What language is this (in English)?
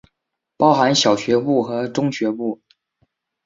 Chinese